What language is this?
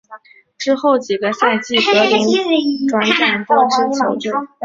Chinese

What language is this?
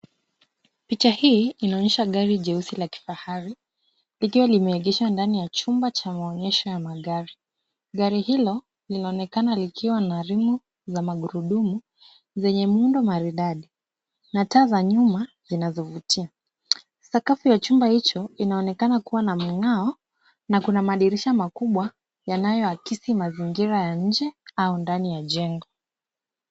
Swahili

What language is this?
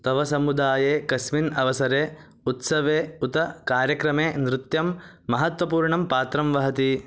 Sanskrit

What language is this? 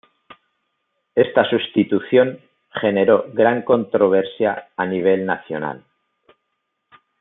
Spanish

